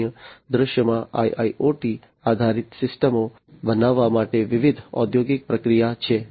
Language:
Gujarati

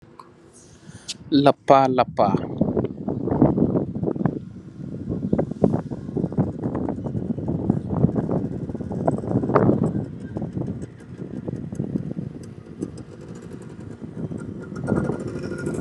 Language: Wolof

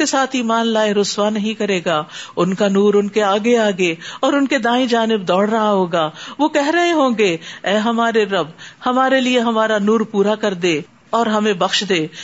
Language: Urdu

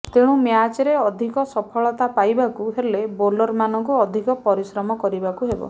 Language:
Odia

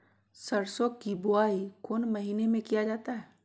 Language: Magahi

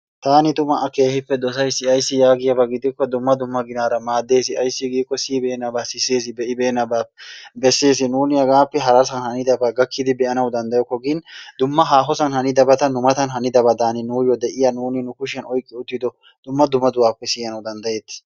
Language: Wolaytta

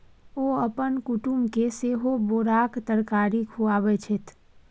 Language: Maithili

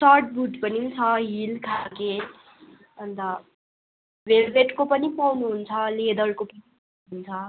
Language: Nepali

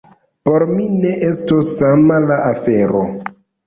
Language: Esperanto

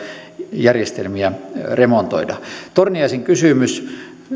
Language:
Finnish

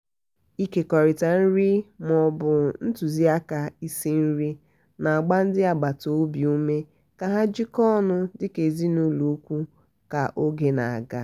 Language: Igbo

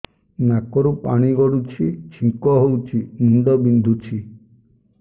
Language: Odia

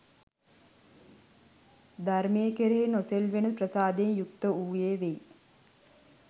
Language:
Sinhala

